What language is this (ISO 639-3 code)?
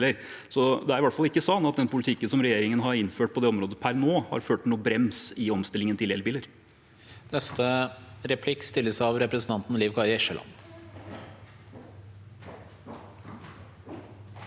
nor